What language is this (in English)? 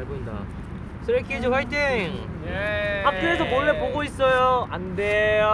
Korean